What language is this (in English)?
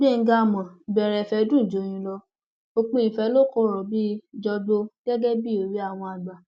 Yoruba